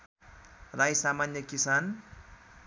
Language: Nepali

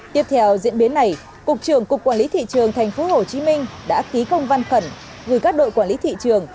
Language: Vietnamese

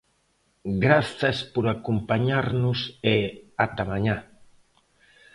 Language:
Galician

